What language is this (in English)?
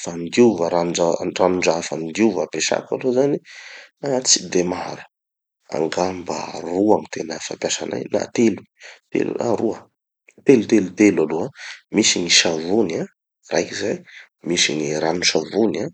Tanosy Malagasy